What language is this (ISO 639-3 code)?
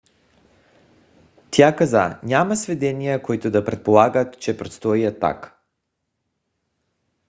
bul